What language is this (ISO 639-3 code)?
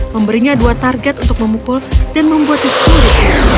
ind